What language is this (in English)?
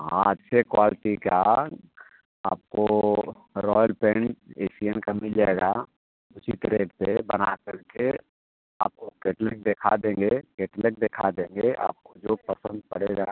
Hindi